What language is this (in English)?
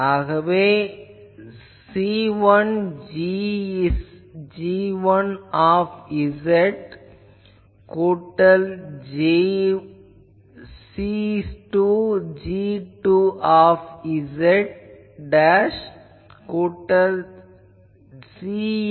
Tamil